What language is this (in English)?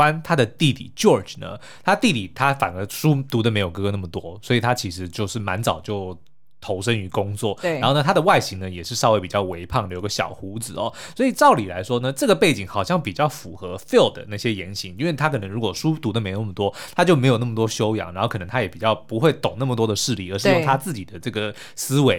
Chinese